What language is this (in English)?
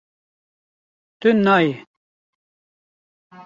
Kurdish